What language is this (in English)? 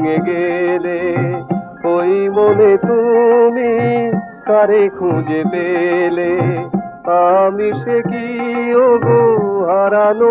Hindi